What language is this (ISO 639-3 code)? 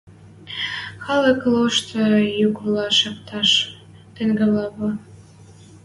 mrj